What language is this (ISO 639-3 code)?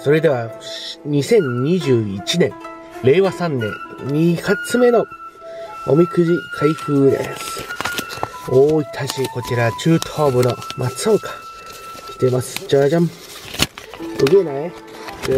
jpn